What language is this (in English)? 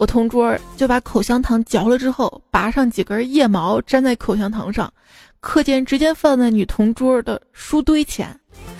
Chinese